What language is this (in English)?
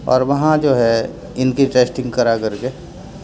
Urdu